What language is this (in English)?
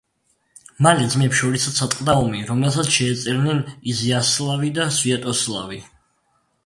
Georgian